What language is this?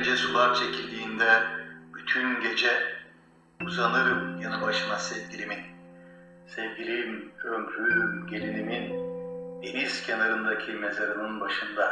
Turkish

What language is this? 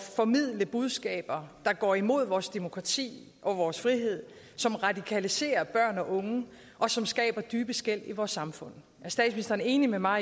Danish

